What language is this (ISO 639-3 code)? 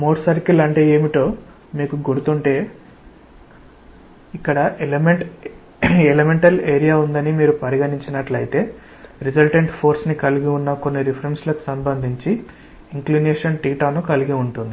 tel